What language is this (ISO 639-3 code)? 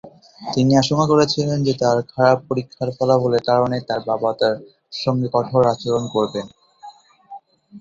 ben